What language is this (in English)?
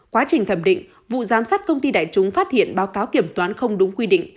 Vietnamese